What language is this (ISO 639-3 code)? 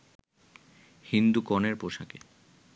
ben